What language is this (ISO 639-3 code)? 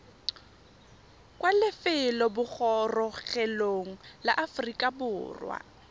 tsn